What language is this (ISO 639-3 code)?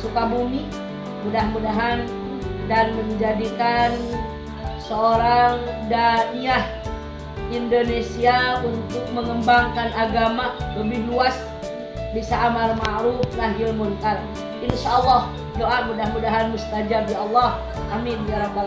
ind